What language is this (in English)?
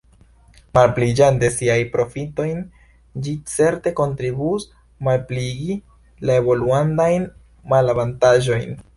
Esperanto